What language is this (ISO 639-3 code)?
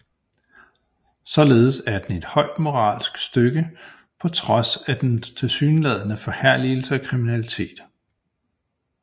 dan